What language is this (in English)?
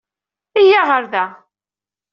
Kabyle